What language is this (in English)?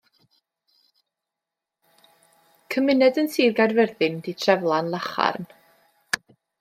Welsh